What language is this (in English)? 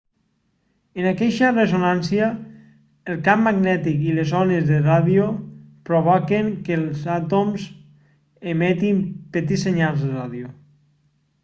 Catalan